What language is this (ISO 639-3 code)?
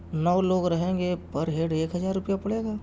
urd